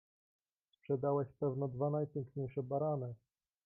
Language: Polish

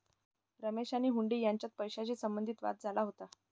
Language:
Marathi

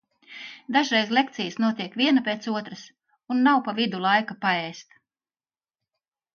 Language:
Latvian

